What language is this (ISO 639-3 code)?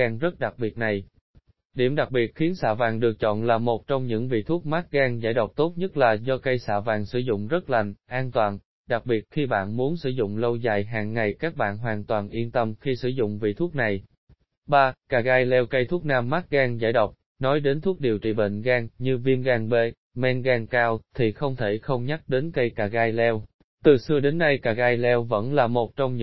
vie